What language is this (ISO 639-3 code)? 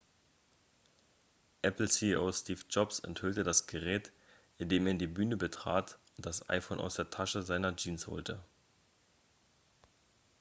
deu